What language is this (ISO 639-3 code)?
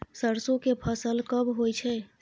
mai